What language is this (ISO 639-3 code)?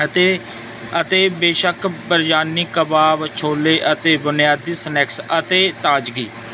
pan